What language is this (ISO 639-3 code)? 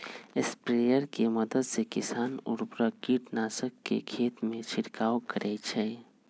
mag